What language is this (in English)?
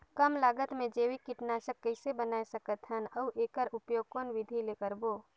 Chhattisgarhi